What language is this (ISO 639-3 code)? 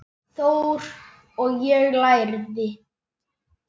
isl